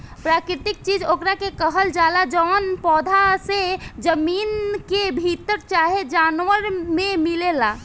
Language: Bhojpuri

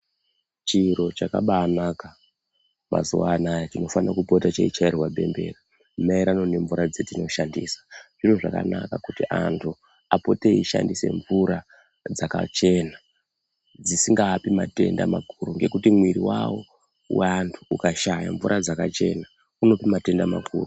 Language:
Ndau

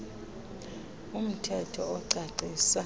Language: Xhosa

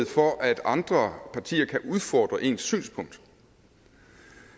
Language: Danish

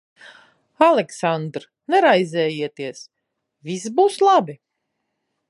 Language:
Latvian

